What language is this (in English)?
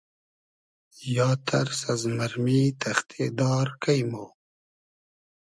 Hazaragi